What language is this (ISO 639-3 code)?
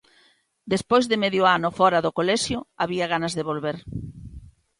glg